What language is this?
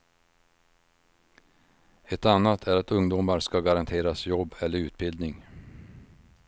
Swedish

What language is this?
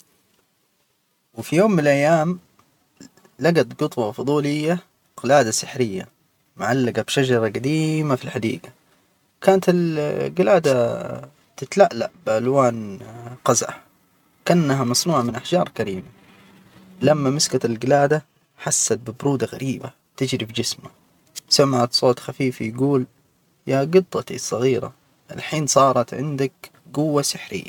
Hijazi Arabic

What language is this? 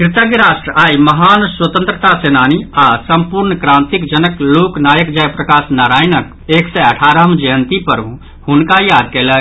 Maithili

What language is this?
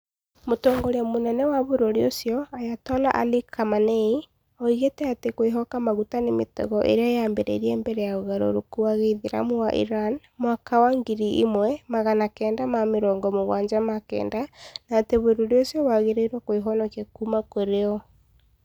Kikuyu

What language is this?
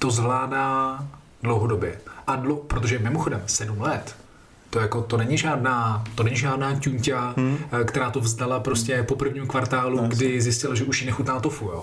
Czech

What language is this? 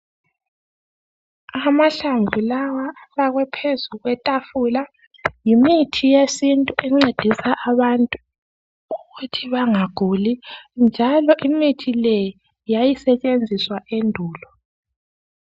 North Ndebele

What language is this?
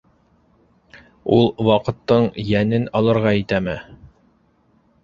Bashkir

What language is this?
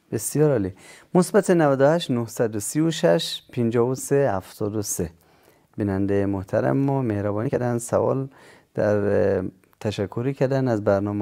Persian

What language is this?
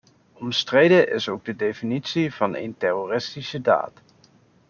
Dutch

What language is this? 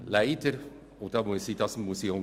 Swiss German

